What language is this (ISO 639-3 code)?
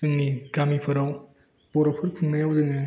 brx